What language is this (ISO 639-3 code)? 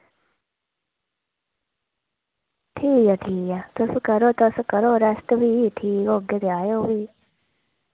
doi